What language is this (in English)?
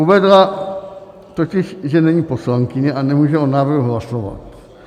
Czech